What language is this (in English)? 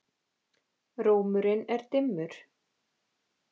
Icelandic